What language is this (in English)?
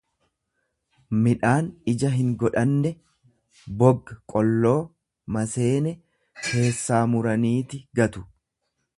Oromo